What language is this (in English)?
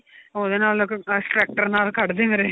Punjabi